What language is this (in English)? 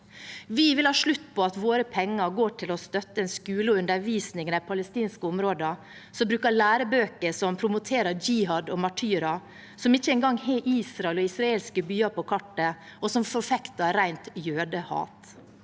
Norwegian